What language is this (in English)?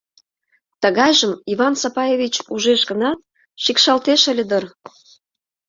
Mari